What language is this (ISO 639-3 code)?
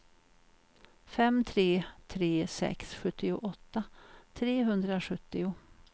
swe